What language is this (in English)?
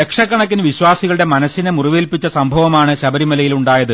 Malayalam